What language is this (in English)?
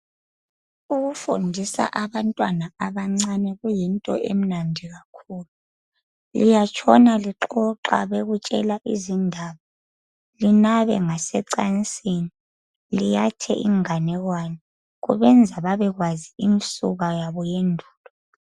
North Ndebele